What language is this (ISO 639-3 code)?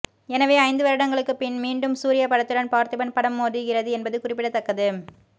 tam